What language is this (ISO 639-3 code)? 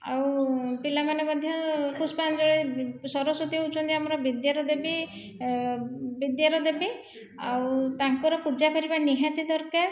ori